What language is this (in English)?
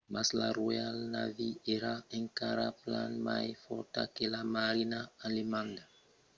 Occitan